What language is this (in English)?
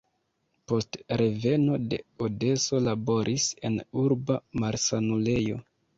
Esperanto